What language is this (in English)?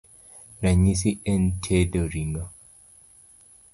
Luo (Kenya and Tanzania)